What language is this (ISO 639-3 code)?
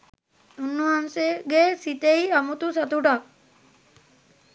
sin